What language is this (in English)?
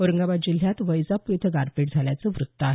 Marathi